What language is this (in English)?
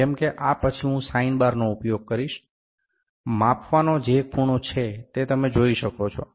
Gujarati